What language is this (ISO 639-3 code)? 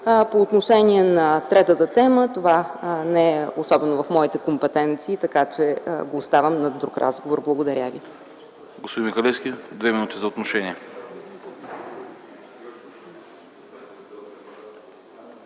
bul